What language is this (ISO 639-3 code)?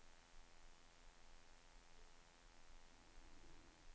dan